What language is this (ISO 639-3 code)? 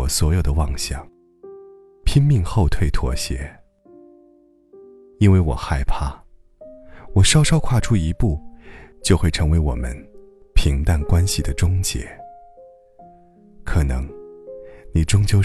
zho